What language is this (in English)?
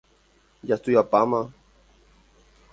Guarani